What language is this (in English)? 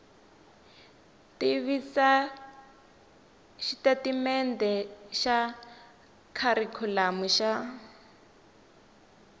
Tsonga